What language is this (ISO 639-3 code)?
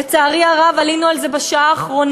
heb